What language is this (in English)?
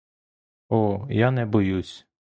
Ukrainian